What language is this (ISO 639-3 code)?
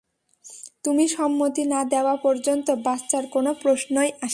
ben